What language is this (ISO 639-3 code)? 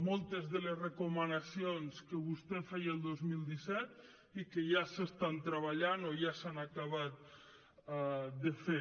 cat